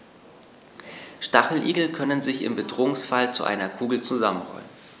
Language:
German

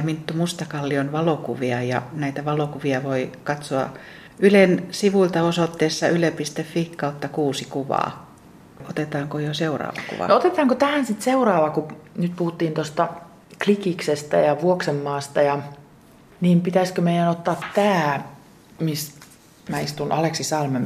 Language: Finnish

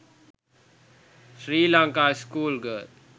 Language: Sinhala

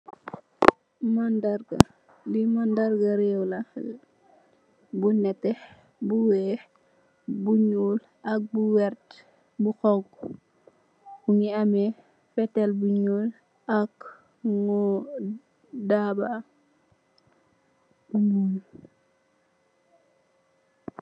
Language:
Wolof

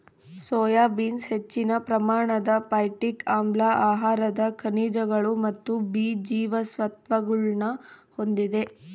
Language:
Kannada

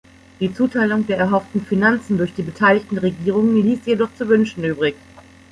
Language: German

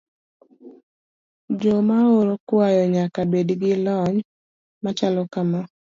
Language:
Luo (Kenya and Tanzania)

